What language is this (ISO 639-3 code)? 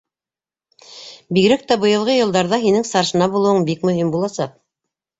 bak